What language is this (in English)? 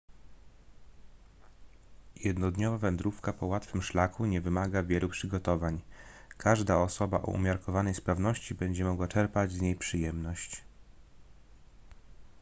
Polish